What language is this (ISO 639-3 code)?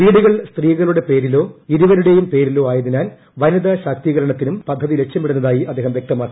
mal